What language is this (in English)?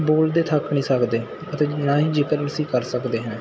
Punjabi